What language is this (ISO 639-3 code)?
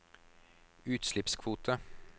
nor